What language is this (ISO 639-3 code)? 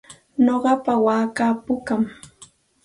qxt